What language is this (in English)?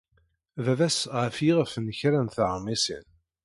Kabyle